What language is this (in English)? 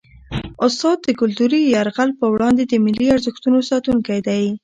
Pashto